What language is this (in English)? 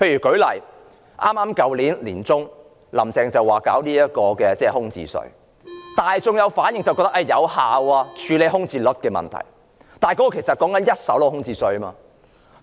Cantonese